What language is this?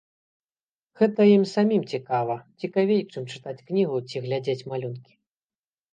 Belarusian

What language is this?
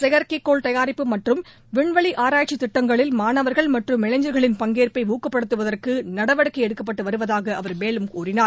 Tamil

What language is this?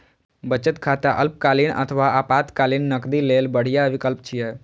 Maithili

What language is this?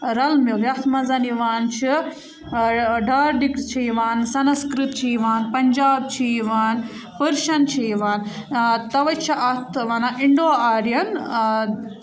Kashmiri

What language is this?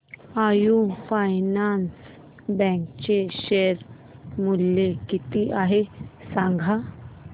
Marathi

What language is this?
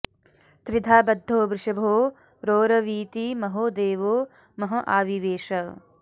Sanskrit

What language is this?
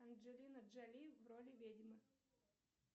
Russian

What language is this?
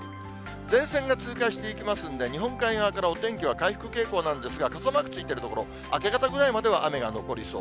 Japanese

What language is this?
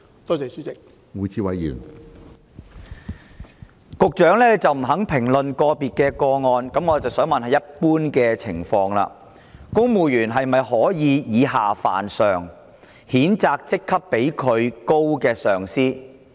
Cantonese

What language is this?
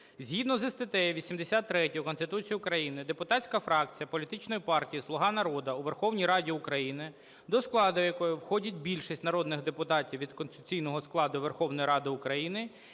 Ukrainian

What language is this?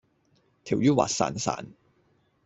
Cantonese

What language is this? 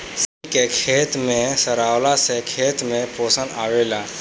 Bhojpuri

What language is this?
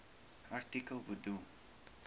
Afrikaans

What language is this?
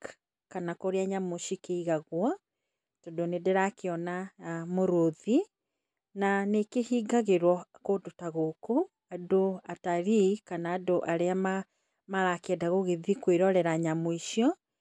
Kikuyu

